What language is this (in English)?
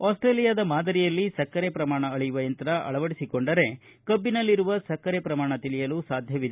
Kannada